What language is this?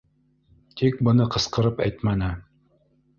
Bashkir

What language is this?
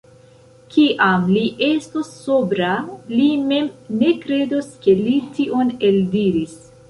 Esperanto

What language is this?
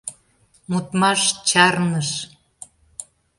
Mari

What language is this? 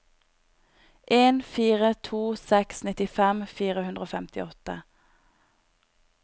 Norwegian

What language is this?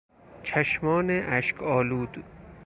Persian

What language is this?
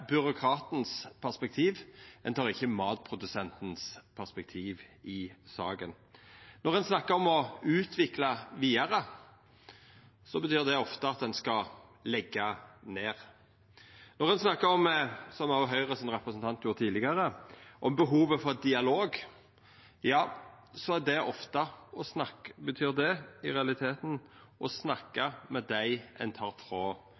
Norwegian Nynorsk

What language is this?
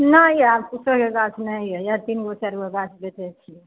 Maithili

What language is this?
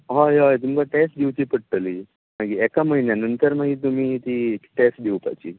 Konkani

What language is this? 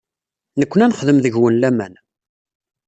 Kabyle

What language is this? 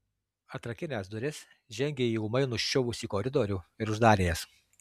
Lithuanian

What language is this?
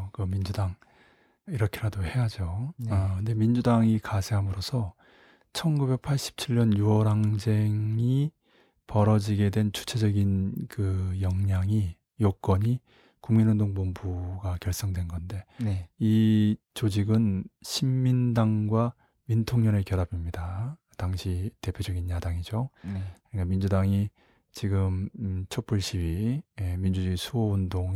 Korean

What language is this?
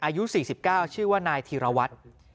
Thai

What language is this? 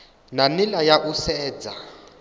Venda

